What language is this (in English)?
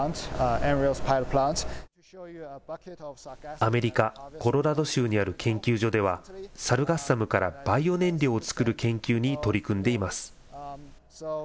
Japanese